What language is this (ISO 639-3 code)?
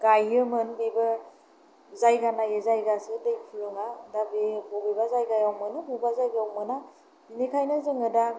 brx